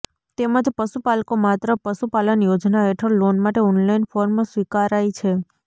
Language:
Gujarati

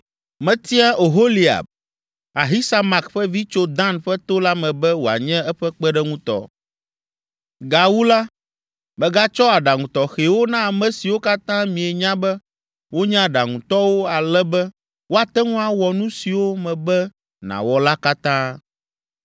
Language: Ewe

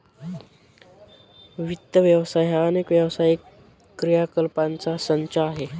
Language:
Marathi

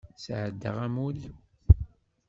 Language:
Kabyle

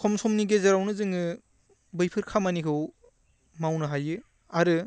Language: Bodo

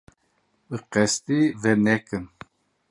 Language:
Kurdish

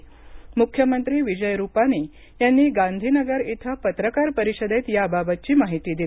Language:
Marathi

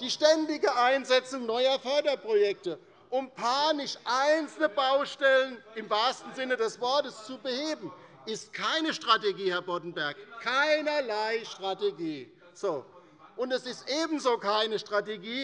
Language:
German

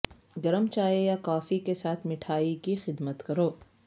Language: Urdu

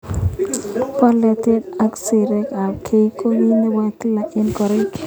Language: Kalenjin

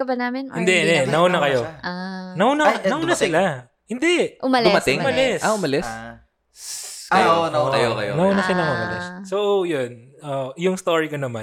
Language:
Filipino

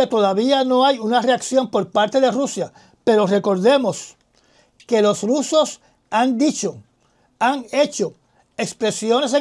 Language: Spanish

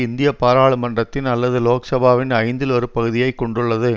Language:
Tamil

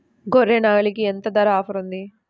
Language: Telugu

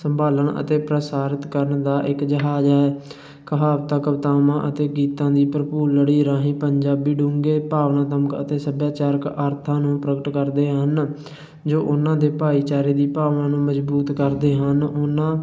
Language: Punjabi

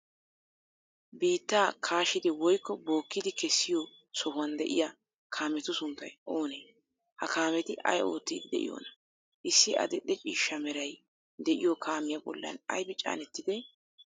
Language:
Wolaytta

